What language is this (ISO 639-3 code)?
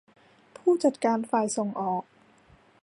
tha